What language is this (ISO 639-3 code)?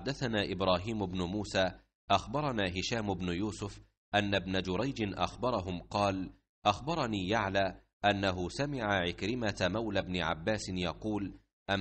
ara